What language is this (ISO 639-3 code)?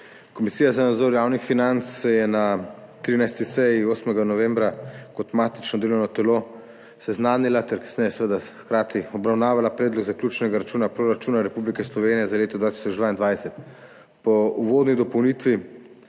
slv